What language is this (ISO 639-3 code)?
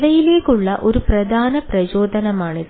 mal